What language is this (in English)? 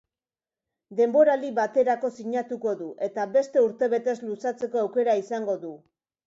Basque